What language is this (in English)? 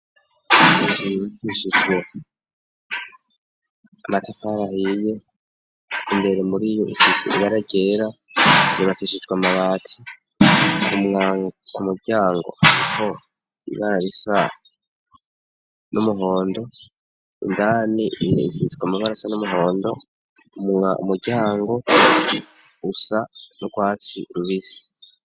Rundi